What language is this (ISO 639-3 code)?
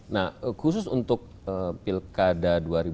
ind